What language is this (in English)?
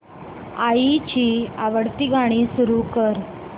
Marathi